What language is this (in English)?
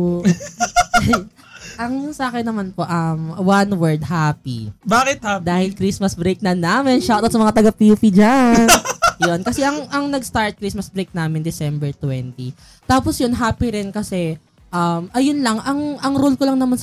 Filipino